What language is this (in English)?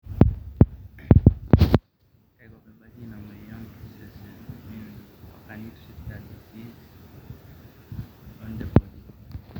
Masai